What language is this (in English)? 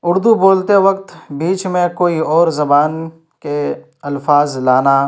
Urdu